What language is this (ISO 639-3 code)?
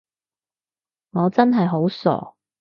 yue